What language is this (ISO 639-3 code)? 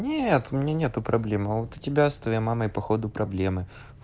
rus